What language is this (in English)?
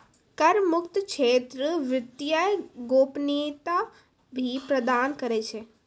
Maithili